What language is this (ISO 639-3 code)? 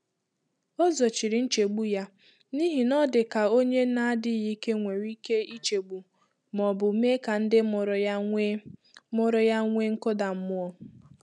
ibo